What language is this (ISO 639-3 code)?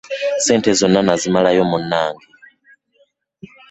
lug